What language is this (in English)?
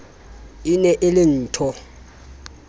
Southern Sotho